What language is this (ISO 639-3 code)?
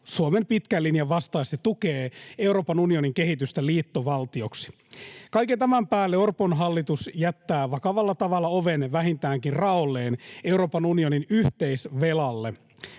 fin